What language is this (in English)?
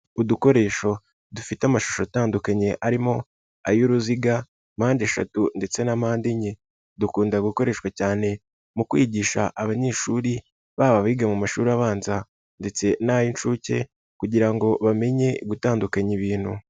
Kinyarwanda